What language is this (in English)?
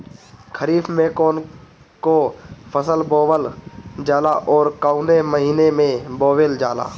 Bhojpuri